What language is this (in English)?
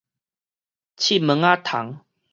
Min Nan Chinese